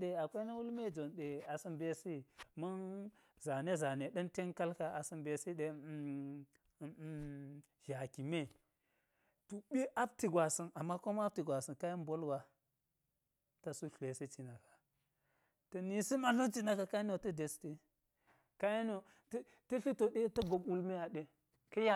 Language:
Geji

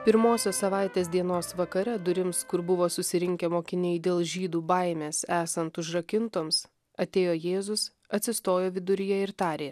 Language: Lithuanian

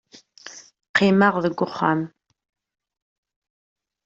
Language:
Kabyle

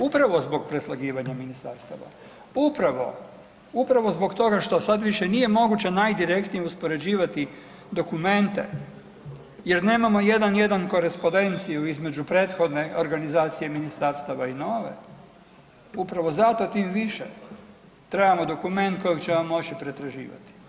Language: Croatian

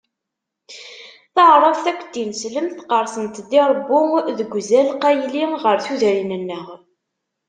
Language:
Kabyle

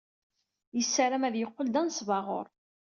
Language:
Kabyle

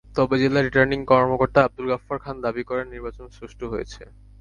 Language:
Bangla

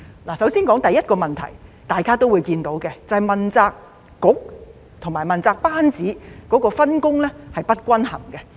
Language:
Cantonese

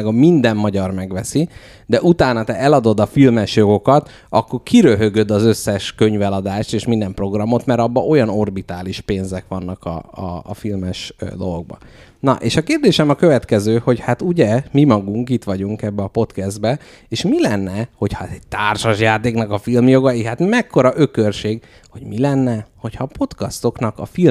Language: Hungarian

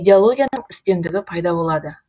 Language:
Kazakh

